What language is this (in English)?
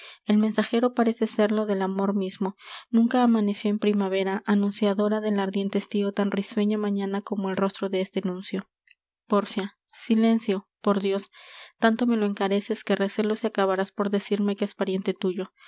Spanish